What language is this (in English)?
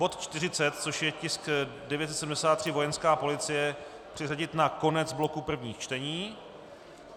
Czech